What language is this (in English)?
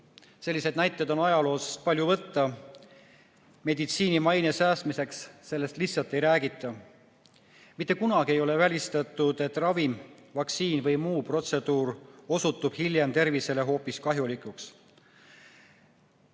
Estonian